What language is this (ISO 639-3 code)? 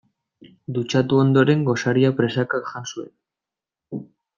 eus